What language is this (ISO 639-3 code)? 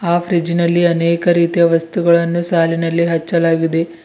kan